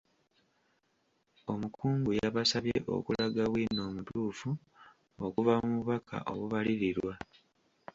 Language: Ganda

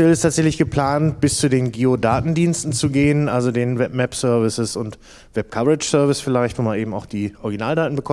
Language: German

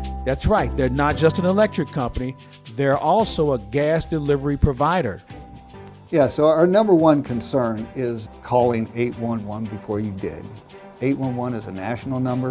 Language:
English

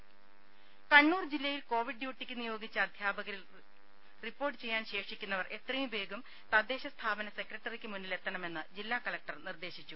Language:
Malayalam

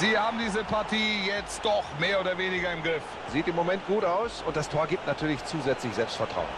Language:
German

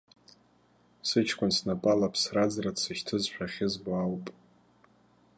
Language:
Abkhazian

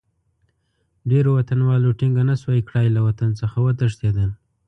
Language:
Pashto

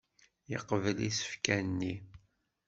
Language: Kabyle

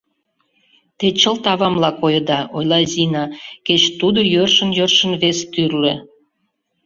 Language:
Mari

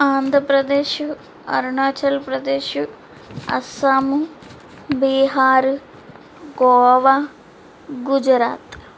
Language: Telugu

